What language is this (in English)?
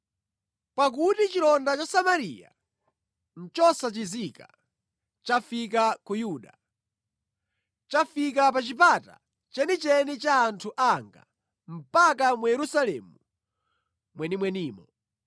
Nyanja